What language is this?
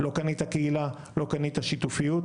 Hebrew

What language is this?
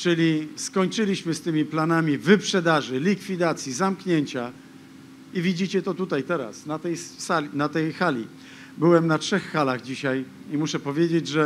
Polish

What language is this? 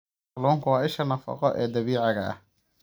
Somali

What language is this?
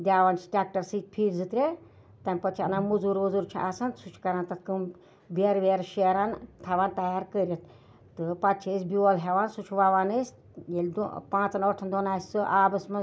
Kashmiri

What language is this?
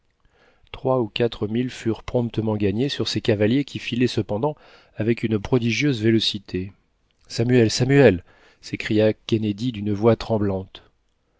French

